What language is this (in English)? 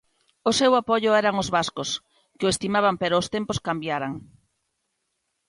Galician